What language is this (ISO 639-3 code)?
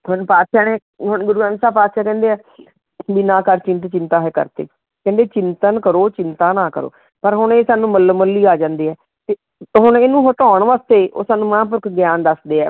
pan